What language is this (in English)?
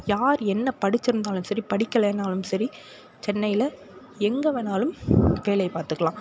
Tamil